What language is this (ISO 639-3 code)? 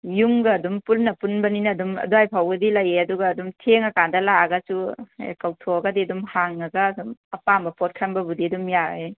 mni